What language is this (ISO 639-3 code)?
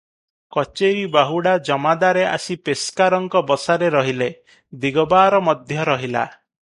ori